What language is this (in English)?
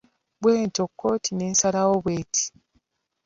Ganda